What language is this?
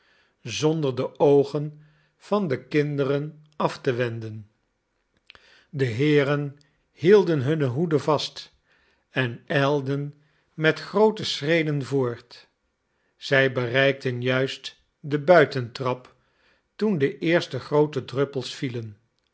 Dutch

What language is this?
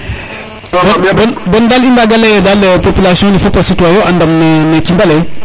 Serer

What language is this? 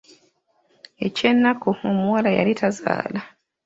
Ganda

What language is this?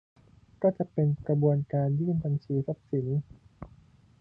Thai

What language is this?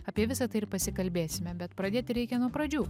Lithuanian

